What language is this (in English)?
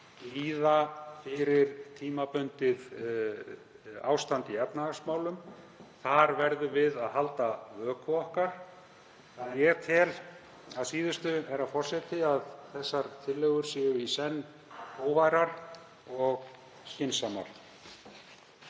Icelandic